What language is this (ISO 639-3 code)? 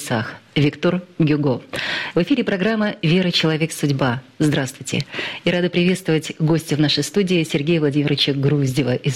rus